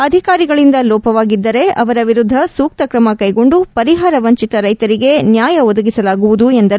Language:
Kannada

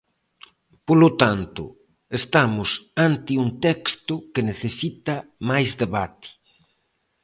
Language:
Galician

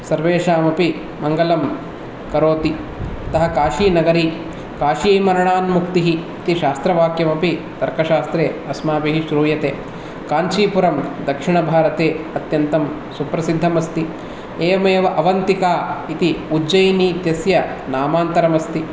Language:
Sanskrit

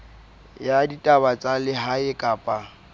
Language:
Southern Sotho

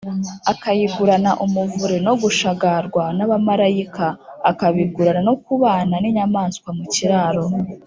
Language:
Kinyarwanda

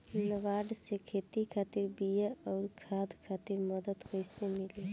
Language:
Bhojpuri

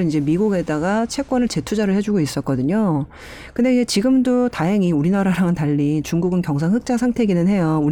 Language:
Korean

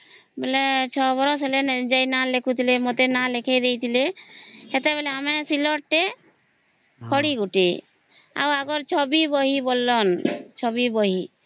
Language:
Odia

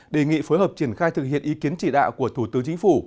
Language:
Vietnamese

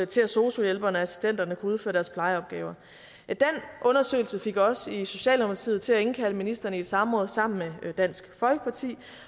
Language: Danish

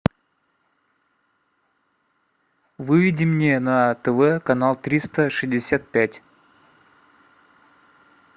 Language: Russian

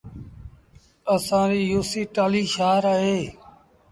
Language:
Sindhi Bhil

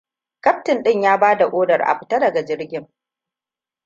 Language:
Hausa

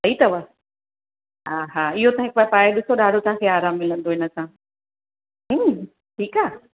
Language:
Sindhi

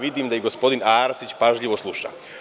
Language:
Serbian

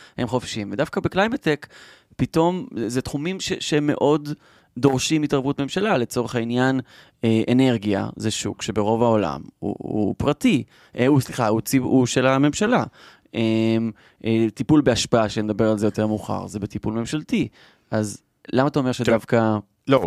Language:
Hebrew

